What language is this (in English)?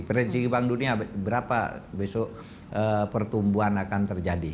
Indonesian